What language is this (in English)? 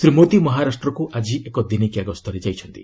Odia